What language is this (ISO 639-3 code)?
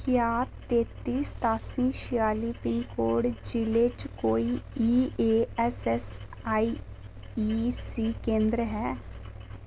doi